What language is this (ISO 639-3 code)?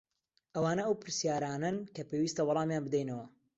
ckb